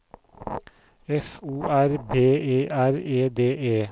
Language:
Norwegian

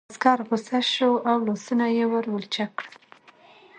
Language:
Pashto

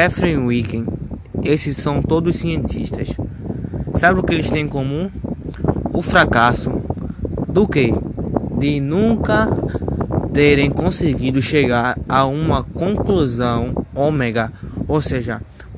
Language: Portuguese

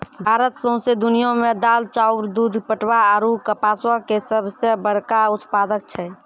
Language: Maithili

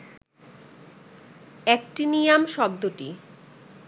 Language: Bangla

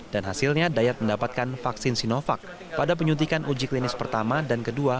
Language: Indonesian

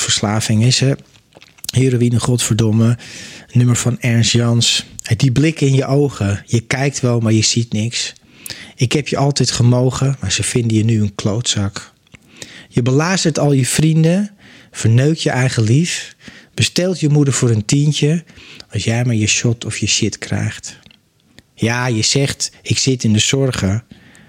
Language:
Dutch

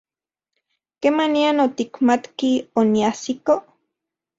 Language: Central Puebla Nahuatl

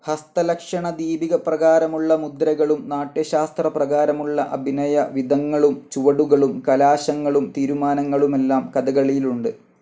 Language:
Malayalam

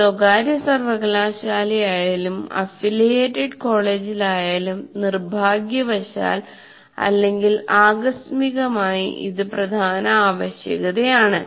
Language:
Malayalam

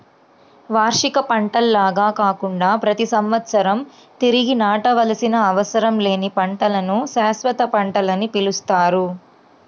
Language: Telugu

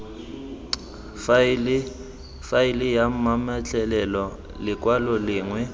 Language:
Tswana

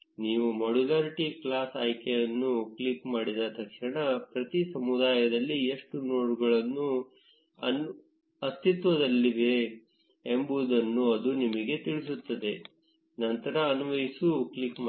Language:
Kannada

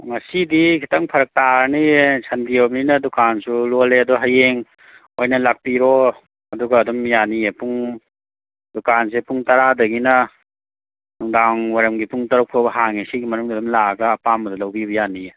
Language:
Manipuri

